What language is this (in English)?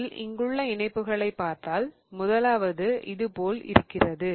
Tamil